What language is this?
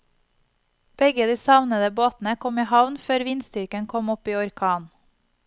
Norwegian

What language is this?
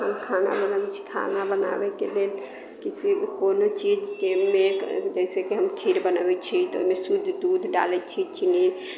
Maithili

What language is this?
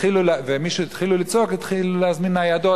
Hebrew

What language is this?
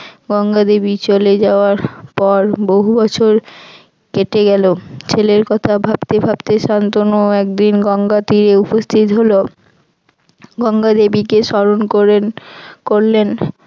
Bangla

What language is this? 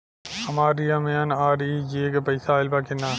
Bhojpuri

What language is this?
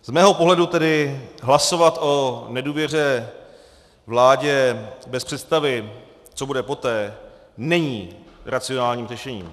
Czech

